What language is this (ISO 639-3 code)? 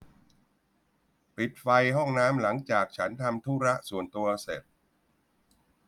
tha